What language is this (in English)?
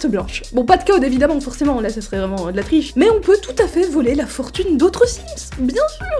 French